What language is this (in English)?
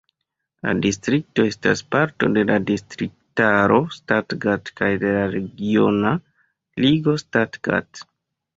Esperanto